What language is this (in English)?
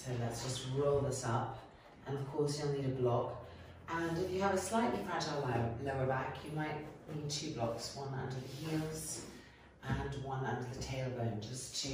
English